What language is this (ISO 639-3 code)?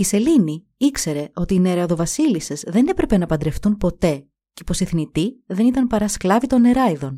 ell